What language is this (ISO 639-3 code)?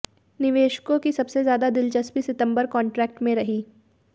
hin